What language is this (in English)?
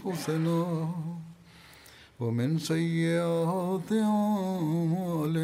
Bulgarian